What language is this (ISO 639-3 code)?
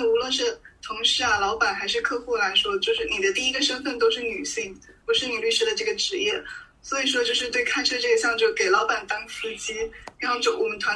zho